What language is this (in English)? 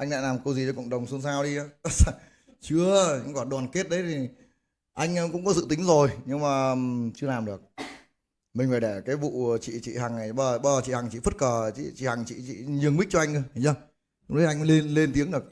Vietnamese